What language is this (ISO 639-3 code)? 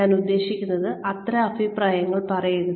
mal